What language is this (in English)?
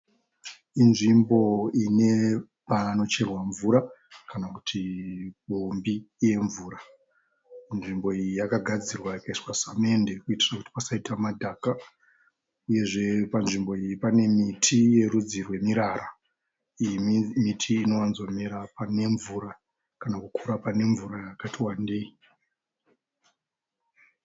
Shona